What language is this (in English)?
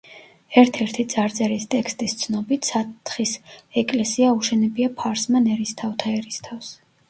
Georgian